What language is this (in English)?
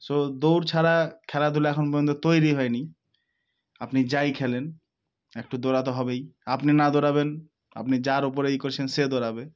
Bangla